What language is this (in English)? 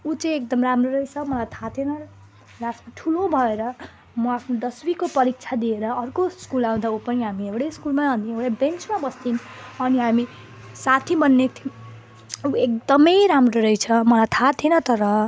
Nepali